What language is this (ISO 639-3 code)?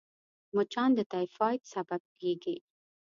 pus